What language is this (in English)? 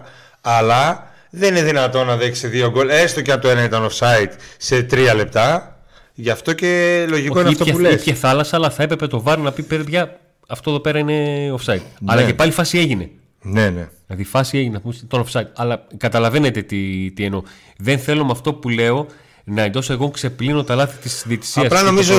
Greek